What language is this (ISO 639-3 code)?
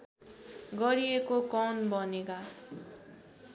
nep